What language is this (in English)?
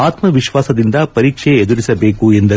Kannada